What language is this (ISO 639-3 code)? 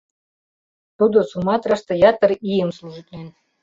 chm